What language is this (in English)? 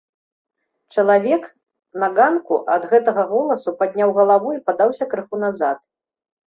Belarusian